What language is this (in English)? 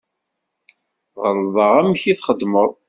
Kabyle